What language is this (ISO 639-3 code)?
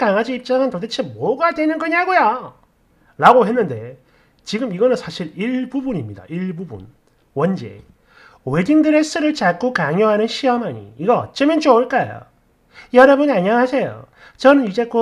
kor